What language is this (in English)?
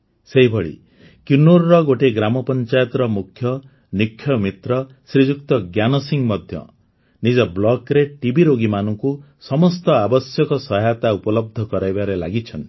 Odia